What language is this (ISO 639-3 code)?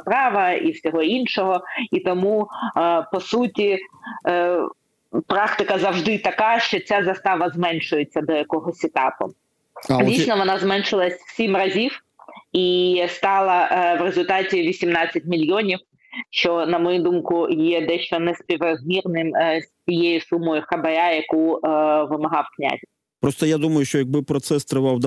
ukr